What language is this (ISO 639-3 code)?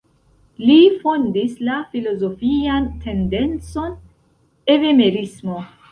epo